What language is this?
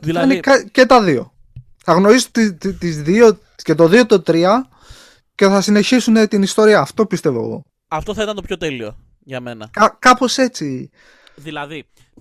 Greek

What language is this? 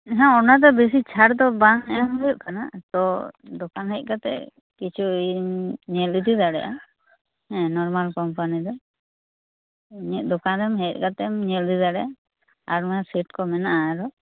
Santali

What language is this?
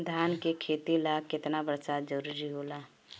Bhojpuri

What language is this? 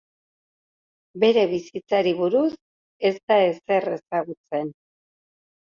Basque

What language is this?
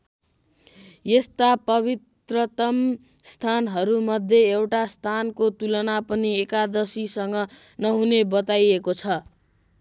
Nepali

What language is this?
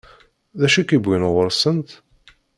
Kabyle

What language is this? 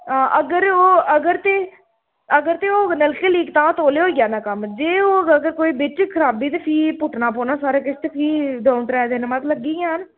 Dogri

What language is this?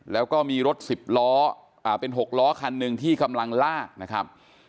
Thai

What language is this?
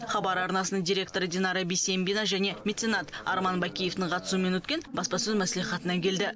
Kazakh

